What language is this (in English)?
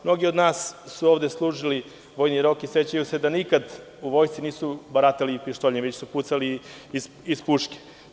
Serbian